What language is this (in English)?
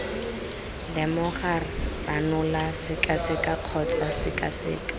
Tswana